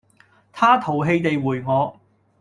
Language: Cantonese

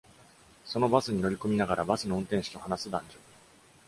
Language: Japanese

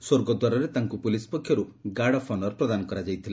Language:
Odia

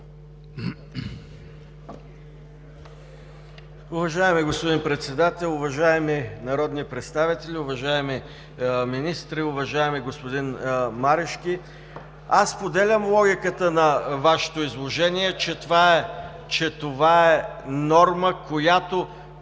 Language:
Bulgarian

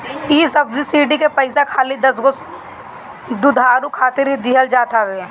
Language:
Bhojpuri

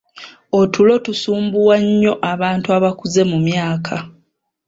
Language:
Ganda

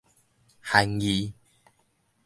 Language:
Min Nan Chinese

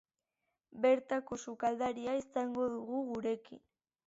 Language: Basque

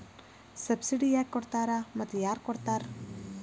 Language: Kannada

